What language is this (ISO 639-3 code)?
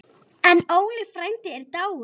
isl